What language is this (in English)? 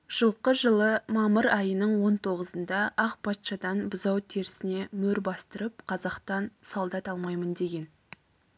Kazakh